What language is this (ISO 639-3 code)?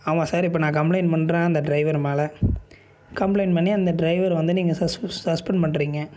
tam